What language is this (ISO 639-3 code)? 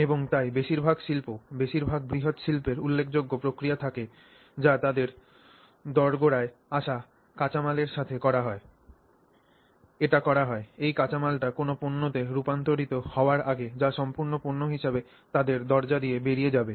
ben